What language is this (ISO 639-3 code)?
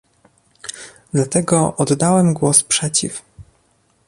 pol